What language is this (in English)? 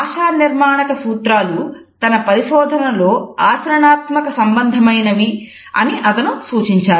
Telugu